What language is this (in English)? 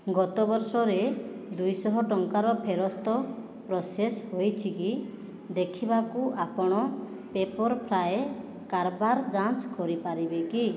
Odia